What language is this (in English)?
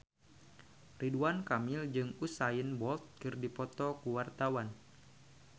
Sundanese